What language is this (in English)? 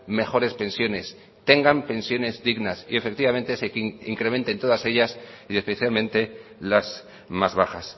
Spanish